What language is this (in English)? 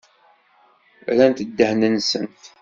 Kabyle